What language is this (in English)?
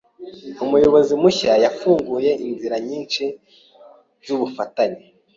Kinyarwanda